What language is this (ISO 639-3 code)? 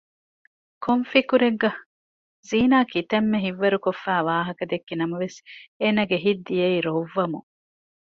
div